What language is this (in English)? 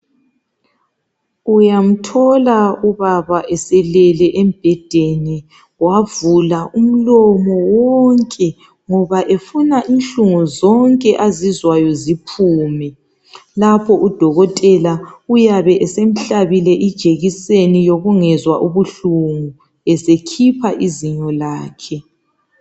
North Ndebele